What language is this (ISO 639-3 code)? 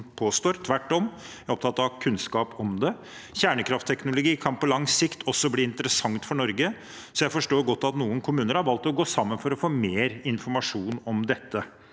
nor